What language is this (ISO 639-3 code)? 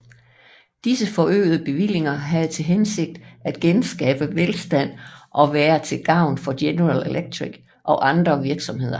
dan